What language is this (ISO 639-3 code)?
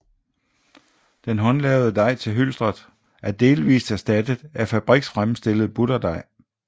dan